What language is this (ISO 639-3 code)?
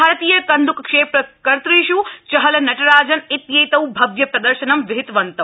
san